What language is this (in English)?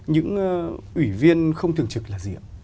Vietnamese